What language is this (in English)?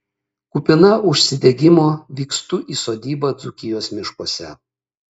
Lithuanian